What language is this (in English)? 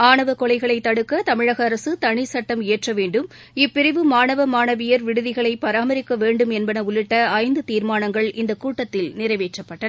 Tamil